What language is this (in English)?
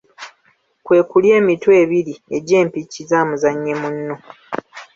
Ganda